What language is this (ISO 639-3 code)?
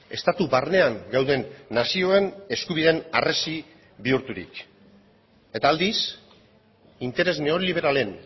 eus